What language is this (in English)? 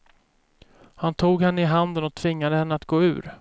Swedish